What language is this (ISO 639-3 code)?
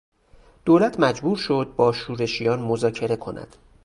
fas